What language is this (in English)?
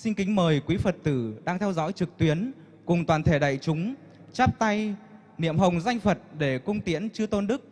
Vietnamese